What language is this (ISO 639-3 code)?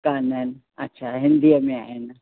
snd